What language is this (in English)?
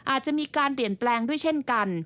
Thai